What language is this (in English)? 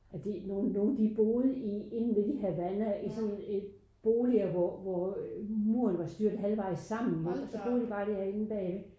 Danish